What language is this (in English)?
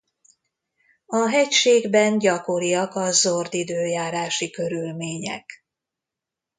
Hungarian